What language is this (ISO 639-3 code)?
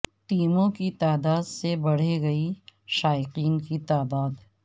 urd